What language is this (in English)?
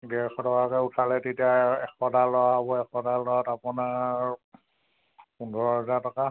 Assamese